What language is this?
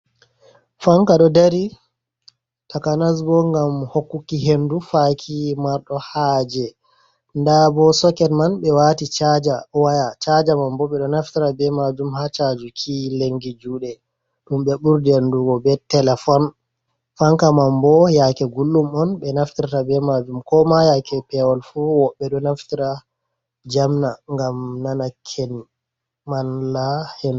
Fula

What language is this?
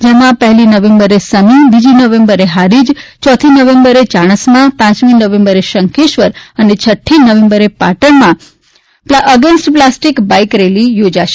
Gujarati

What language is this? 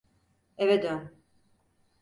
Turkish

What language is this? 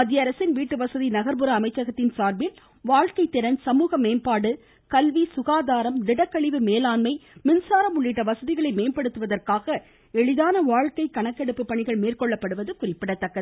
Tamil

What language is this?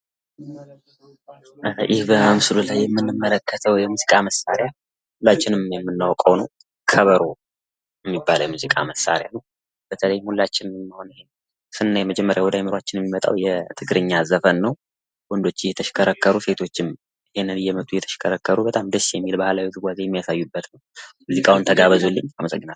Amharic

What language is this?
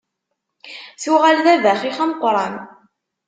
Kabyle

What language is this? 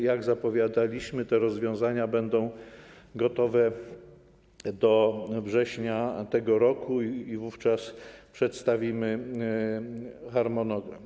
Polish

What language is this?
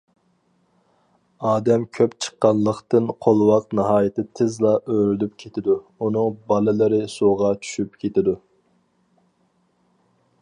Uyghur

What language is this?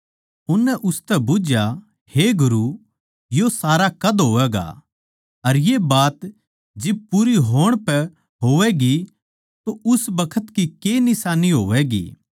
Haryanvi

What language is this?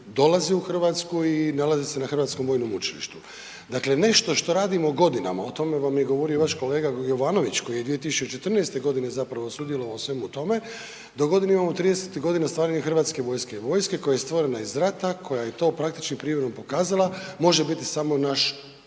Croatian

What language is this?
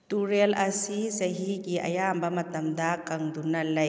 Manipuri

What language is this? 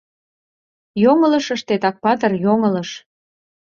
Mari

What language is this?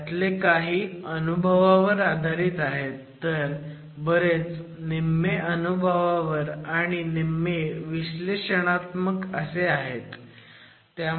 Marathi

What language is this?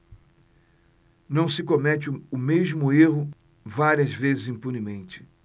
Portuguese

